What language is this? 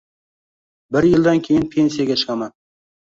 Uzbek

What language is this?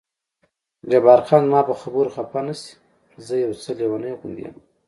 Pashto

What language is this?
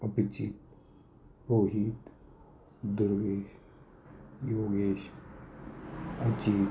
Marathi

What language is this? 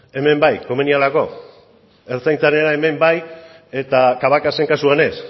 Basque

